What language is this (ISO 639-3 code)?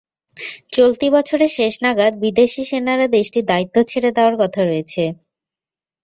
ben